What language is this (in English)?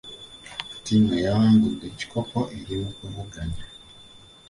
Ganda